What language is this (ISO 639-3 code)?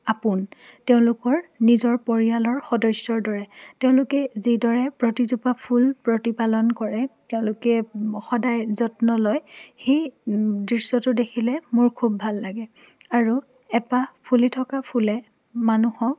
asm